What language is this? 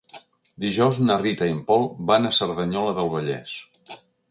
Catalan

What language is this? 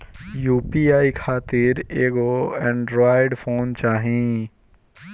Bhojpuri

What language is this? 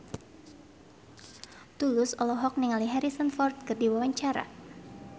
Sundanese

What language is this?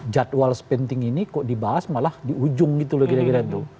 Indonesian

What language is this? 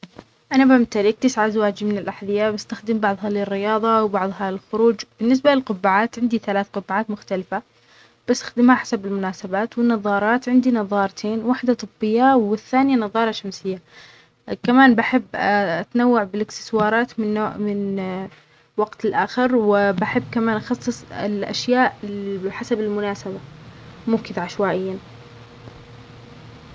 Omani Arabic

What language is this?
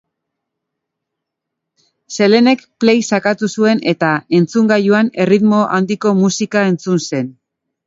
Basque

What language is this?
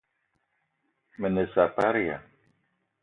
Eton (Cameroon)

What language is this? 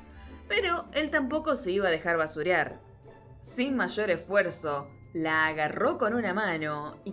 Spanish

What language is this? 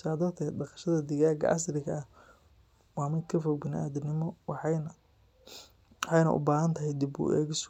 Somali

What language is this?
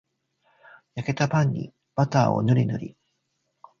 Japanese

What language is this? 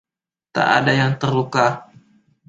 Indonesian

